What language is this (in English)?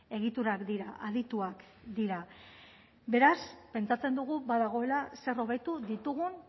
Basque